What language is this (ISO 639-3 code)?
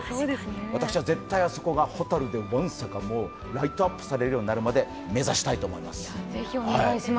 jpn